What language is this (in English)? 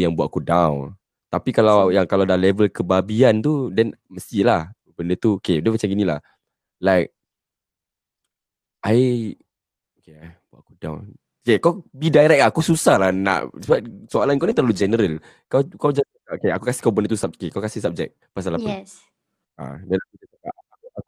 Malay